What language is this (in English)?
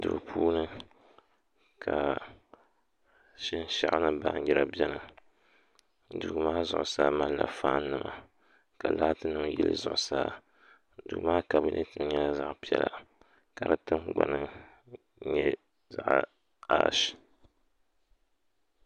Dagbani